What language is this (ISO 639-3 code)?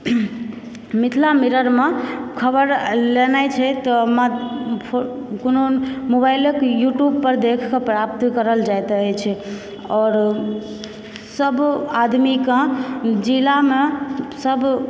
mai